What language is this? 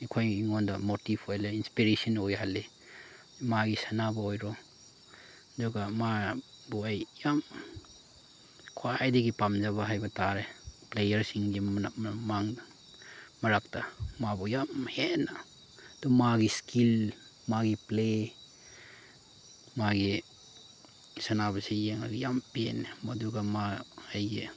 Manipuri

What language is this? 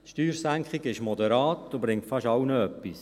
Swiss German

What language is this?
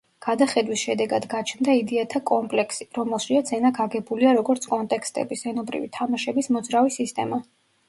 Georgian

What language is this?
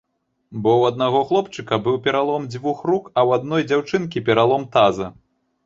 Belarusian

